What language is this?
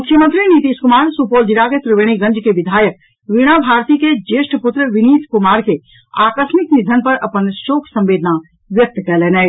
Maithili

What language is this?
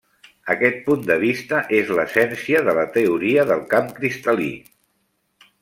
Catalan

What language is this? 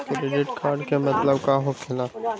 Magahi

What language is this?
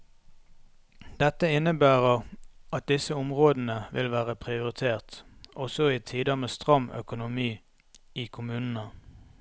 Norwegian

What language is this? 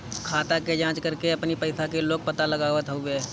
Bhojpuri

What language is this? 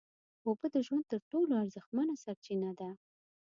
Pashto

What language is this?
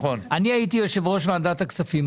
Hebrew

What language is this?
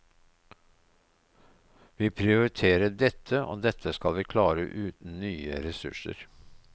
Norwegian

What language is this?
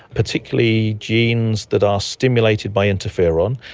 English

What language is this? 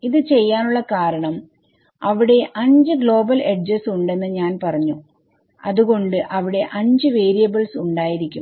Malayalam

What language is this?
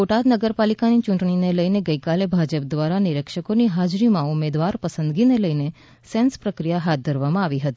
Gujarati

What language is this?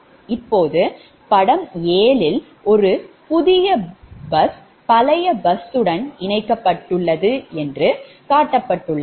Tamil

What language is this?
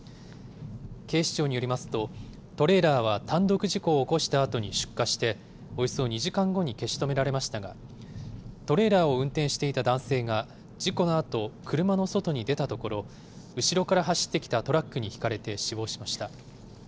Japanese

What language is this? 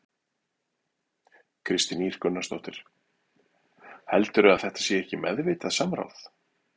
Icelandic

